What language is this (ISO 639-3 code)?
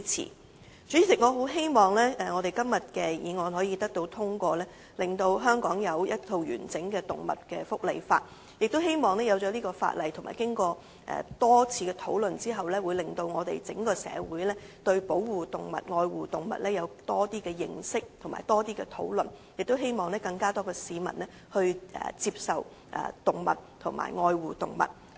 yue